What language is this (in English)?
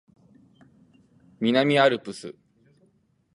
Japanese